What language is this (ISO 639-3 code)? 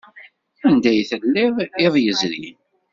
kab